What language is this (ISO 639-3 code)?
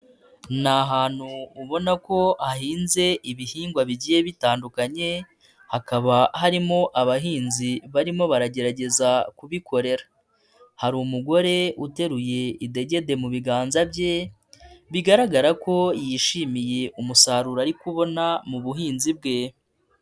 kin